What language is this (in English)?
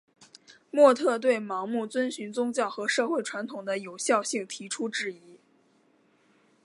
Chinese